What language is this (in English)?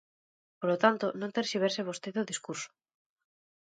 Galician